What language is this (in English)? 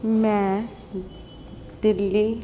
Punjabi